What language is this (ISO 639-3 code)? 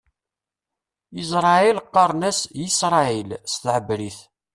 kab